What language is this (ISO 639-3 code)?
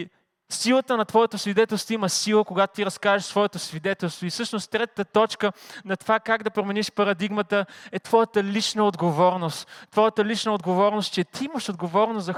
bul